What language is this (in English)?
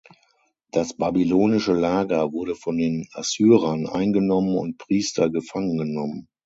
German